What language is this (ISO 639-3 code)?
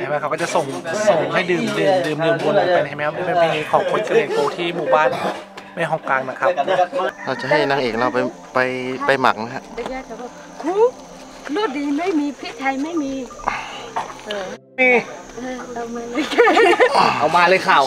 tha